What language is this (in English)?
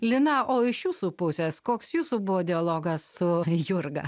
Lithuanian